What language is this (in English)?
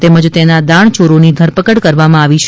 Gujarati